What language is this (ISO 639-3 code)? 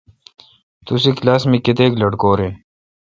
xka